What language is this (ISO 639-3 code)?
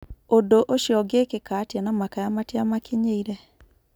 kik